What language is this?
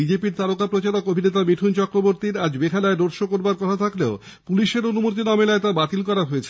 Bangla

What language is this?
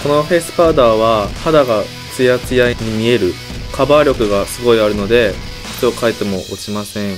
Japanese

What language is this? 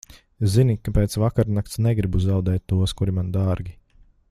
Latvian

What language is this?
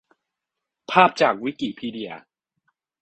Thai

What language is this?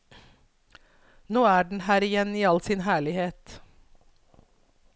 Norwegian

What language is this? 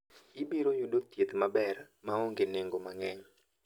Luo (Kenya and Tanzania)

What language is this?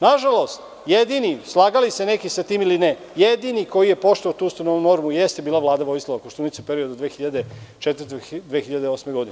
Serbian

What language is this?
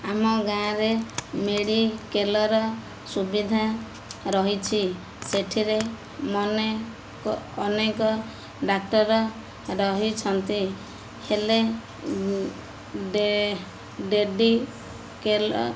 Odia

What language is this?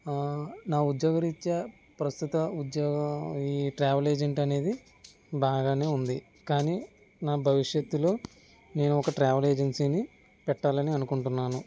Telugu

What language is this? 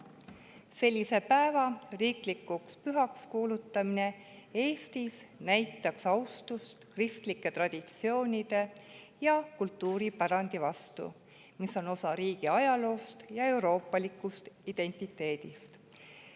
Estonian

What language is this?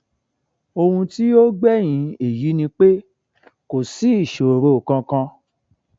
Yoruba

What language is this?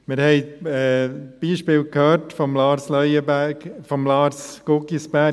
Swiss German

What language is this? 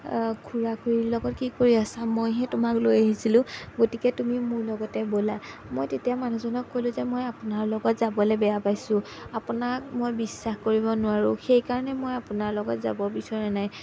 Assamese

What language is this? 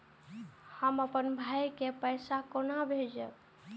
Maithili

